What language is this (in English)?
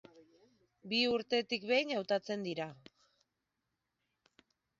Basque